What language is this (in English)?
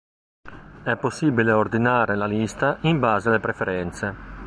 Italian